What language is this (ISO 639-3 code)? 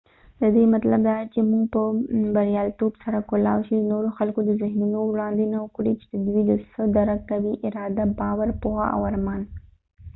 pus